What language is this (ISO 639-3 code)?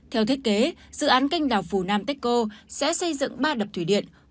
vie